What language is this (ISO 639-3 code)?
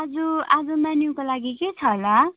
nep